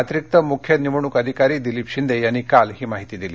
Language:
Marathi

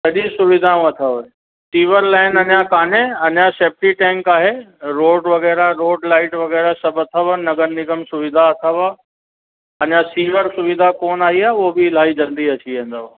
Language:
Sindhi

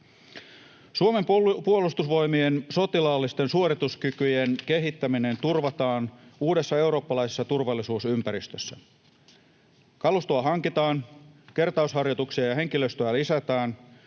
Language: Finnish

